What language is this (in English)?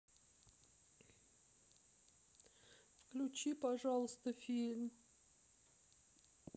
Russian